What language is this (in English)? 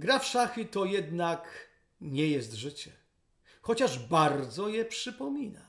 Polish